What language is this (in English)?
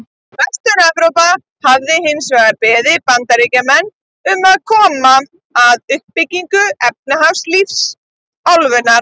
Icelandic